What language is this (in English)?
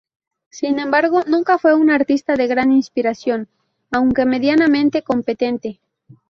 Spanish